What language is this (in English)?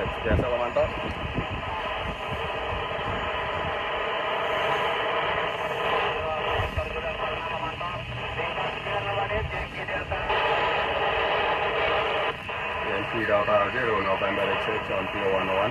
Indonesian